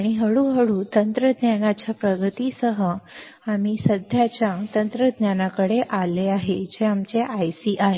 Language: Marathi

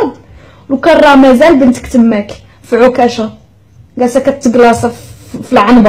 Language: Arabic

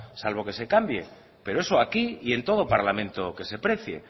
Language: Spanish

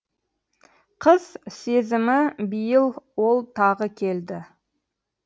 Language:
Kazakh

